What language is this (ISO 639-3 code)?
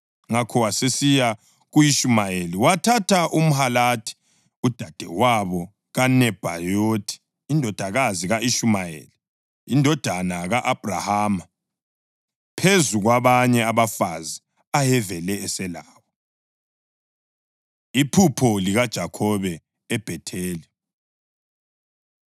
nde